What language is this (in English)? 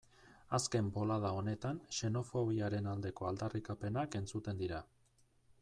Basque